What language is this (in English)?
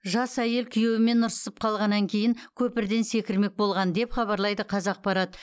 Kazakh